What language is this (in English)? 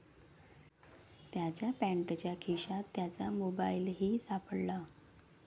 Marathi